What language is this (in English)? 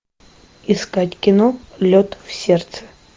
Russian